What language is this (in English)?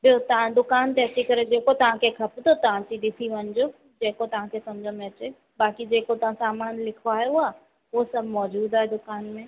Sindhi